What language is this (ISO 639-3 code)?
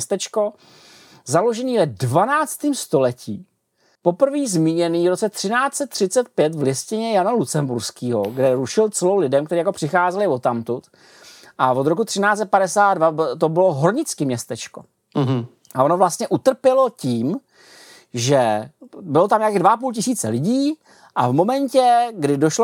ces